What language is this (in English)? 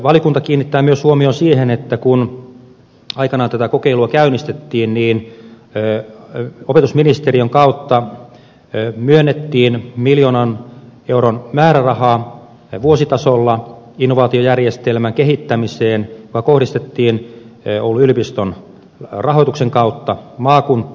Finnish